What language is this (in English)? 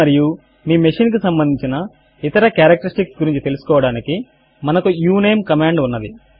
Telugu